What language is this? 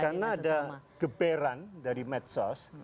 Indonesian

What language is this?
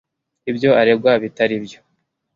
Kinyarwanda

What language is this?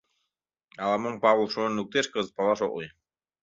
Mari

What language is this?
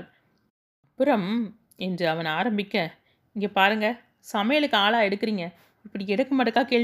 Tamil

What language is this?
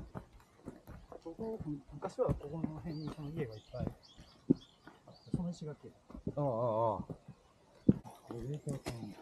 Japanese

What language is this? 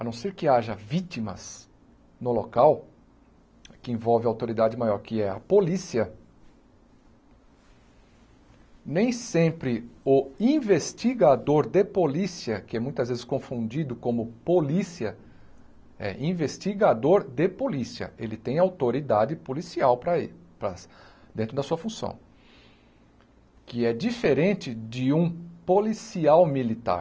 Portuguese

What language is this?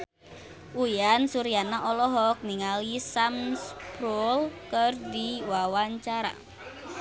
Sundanese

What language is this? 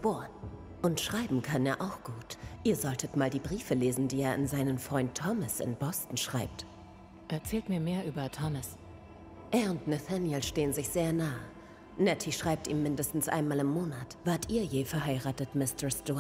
German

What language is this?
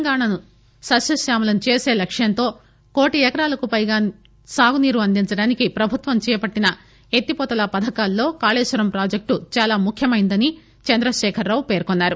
Telugu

